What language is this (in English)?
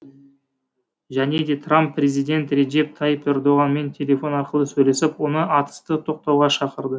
Kazakh